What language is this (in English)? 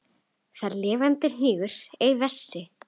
Icelandic